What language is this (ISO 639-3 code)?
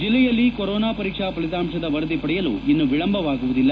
kan